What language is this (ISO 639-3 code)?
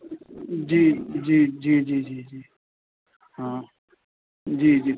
snd